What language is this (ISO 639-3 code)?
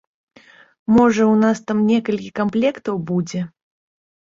bel